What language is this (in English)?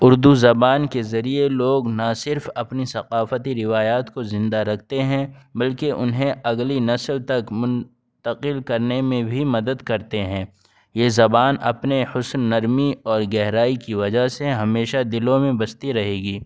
Urdu